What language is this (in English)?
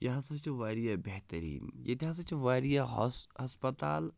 Kashmiri